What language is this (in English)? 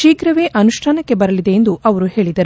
Kannada